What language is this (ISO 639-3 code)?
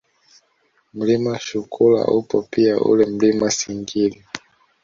swa